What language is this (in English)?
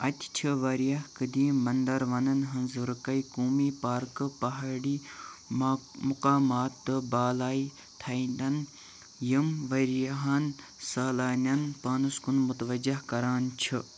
Kashmiri